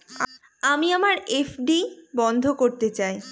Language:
Bangla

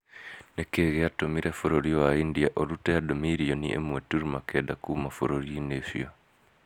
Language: Kikuyu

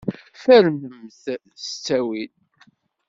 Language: Kabyle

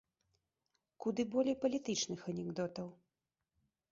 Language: Belarusian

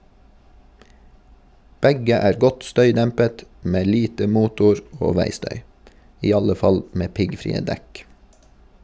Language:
Norwegian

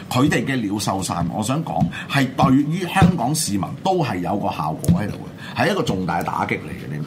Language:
Chinese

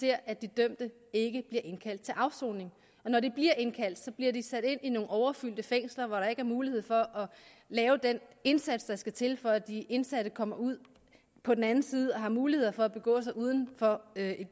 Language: Danish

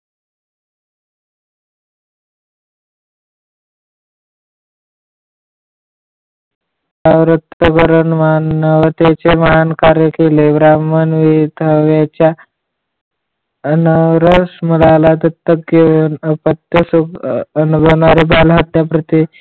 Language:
Marathi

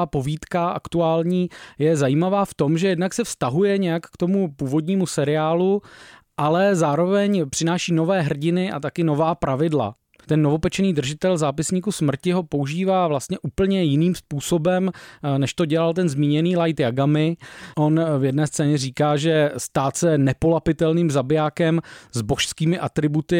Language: Czech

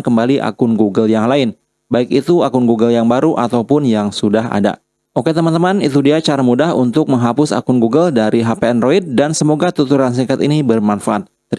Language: Indonesian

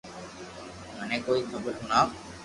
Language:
Loarki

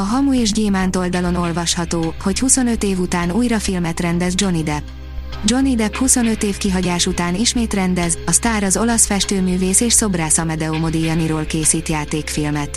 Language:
Hungarian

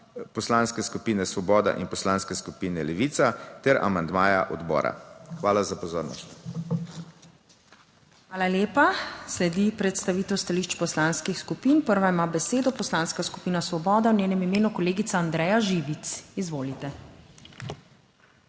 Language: Slovenian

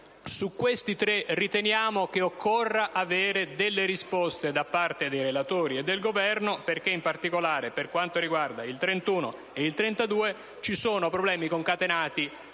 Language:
Italian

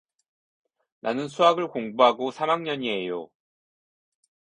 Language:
Korean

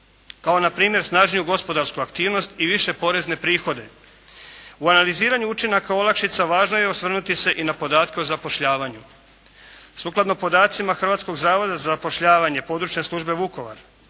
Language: Croatian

